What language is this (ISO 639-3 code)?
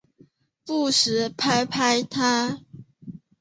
zho